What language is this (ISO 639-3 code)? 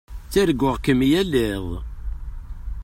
kab